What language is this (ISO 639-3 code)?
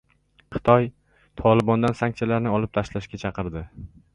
uzb